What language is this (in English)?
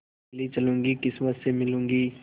Hindi